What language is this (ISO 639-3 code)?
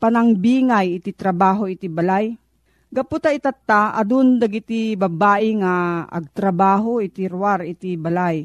fil